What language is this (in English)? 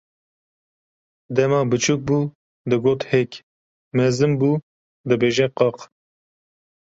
Kurdish